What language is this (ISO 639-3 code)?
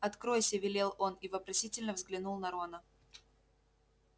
rus